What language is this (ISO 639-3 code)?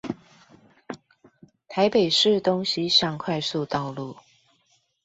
zho